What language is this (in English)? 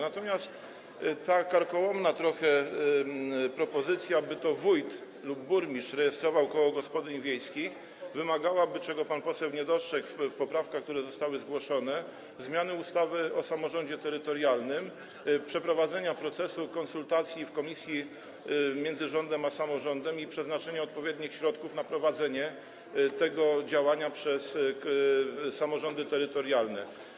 Polish